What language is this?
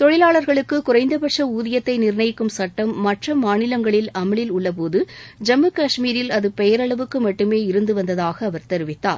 Tamil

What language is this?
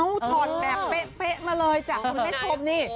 Thai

